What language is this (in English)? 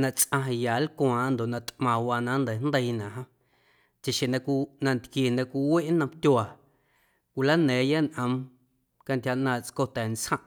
Guerrero Amuzgo